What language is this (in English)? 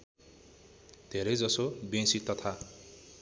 Nepali